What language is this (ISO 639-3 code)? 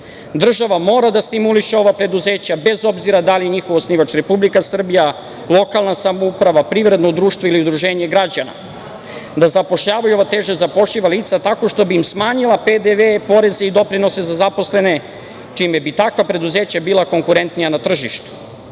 srp